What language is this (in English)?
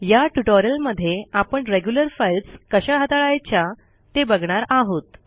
Marathi